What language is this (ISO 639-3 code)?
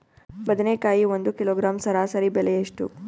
kan